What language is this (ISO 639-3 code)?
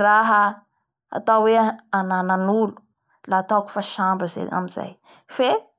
bhr